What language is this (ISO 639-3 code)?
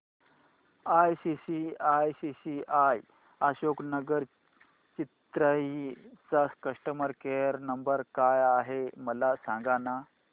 mar